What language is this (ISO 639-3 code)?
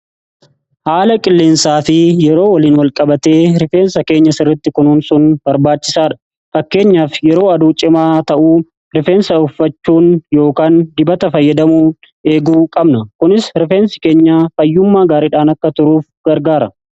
orm